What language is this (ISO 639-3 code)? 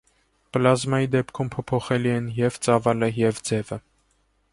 hye